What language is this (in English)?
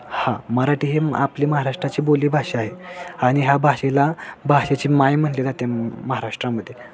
Marathi